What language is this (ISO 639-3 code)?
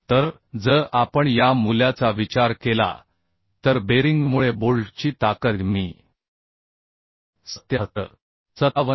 mar